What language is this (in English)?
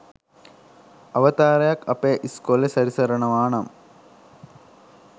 Sinhala